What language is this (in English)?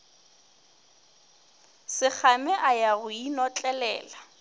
Northern Sotho